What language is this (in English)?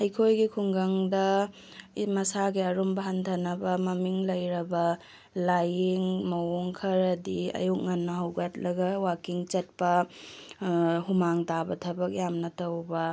Manipuri